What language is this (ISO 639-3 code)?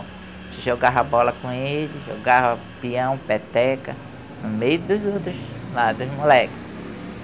por